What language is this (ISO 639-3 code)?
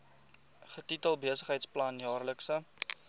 afr